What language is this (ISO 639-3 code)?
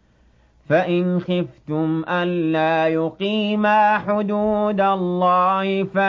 ara